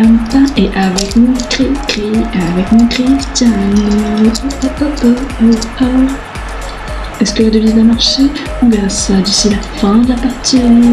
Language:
French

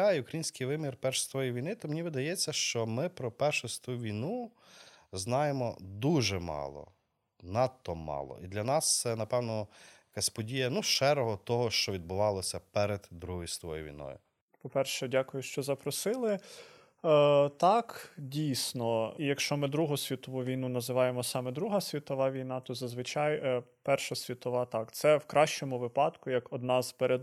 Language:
Ukrainian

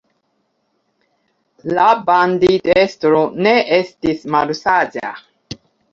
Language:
Esperanto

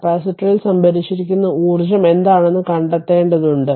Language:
Malayalam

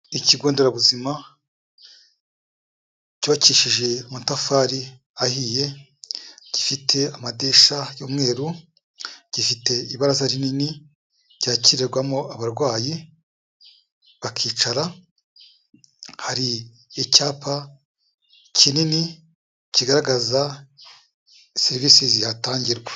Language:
Kinyarwanda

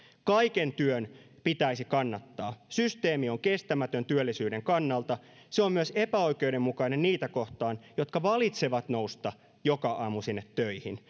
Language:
Finnish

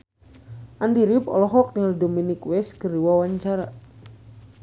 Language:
Sundanese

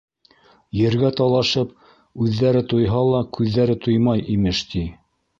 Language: Bashkir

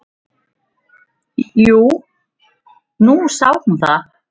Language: Icelandic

